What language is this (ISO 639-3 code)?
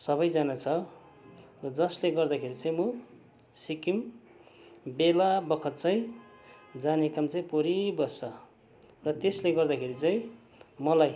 nep